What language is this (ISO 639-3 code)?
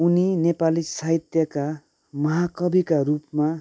nep